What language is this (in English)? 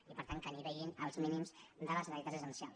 Catalan